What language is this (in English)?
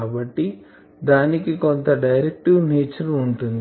Telugu